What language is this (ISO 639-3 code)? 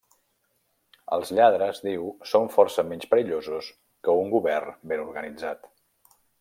cat